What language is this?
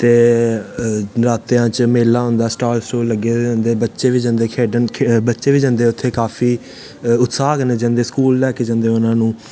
Dogri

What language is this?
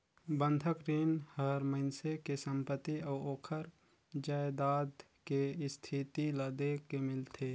Chhattisgarhi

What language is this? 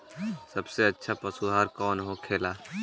Bhojpuri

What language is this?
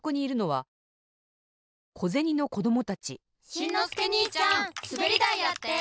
Japanese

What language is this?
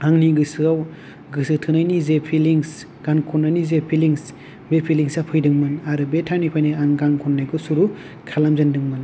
Bodo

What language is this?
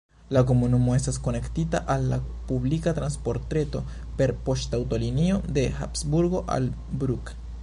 Esperanto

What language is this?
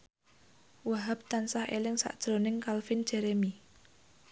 Javanese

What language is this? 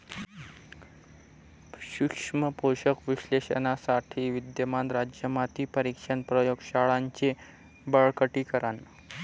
Marathi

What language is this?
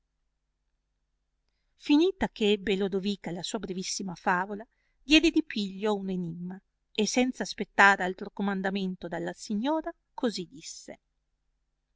Italian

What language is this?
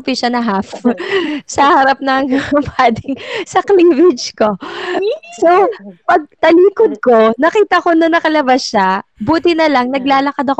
Filipino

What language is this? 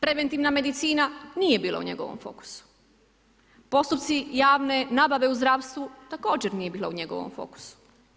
Croatian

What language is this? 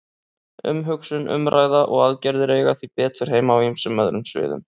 Icelandic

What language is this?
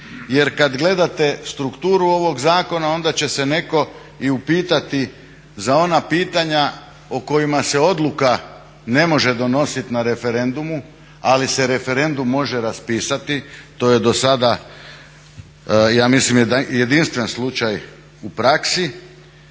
Croatian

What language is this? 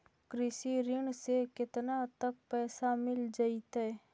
Magahi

